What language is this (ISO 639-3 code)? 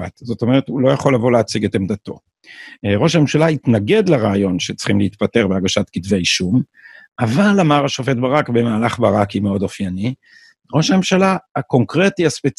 heb